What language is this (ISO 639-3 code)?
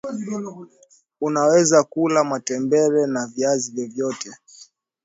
swa